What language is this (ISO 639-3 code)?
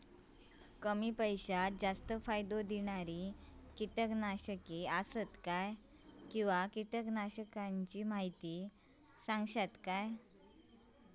mar